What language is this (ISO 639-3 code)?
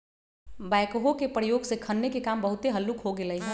mag